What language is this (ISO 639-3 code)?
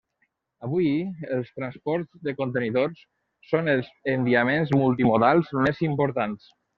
cat